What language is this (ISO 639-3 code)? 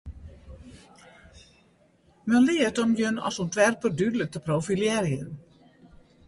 fry